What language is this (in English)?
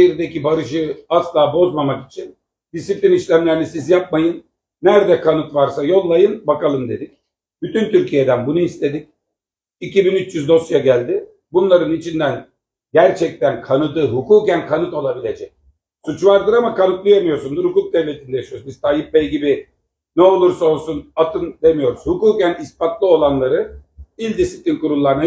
Turkish